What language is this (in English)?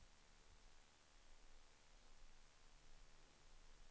Swedish